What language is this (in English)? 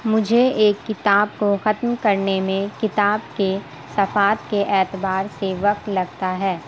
Urdu